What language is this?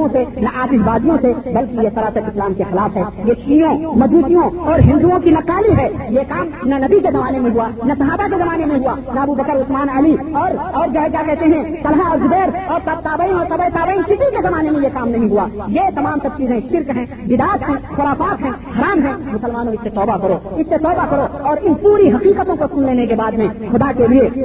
Urdu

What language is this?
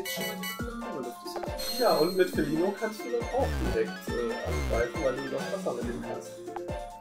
German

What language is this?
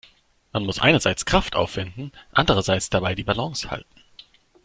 German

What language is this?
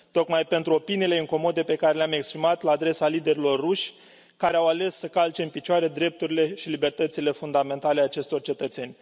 Romanian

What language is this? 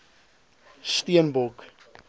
Afrikaans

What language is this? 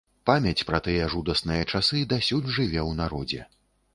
Belarusian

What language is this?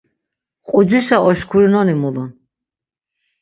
Laz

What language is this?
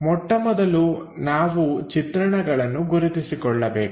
Kannada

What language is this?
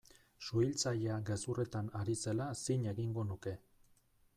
Basque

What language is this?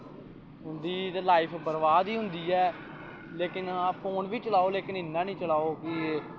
Dogri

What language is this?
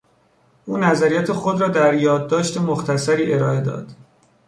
Persian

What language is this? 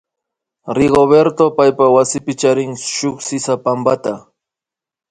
Imbabura Highland Quichua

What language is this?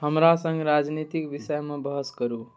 Maithili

